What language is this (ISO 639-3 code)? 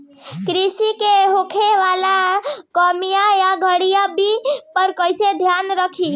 bho